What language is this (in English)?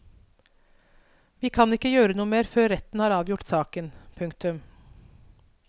Norwegian